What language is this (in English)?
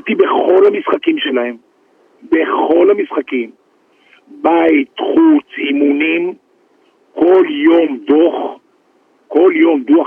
Hebrew